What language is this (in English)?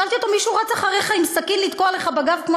Hebrew